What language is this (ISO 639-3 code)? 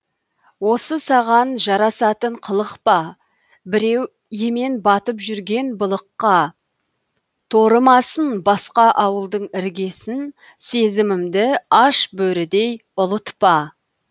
kaz